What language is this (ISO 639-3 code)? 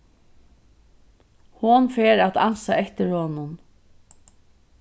fao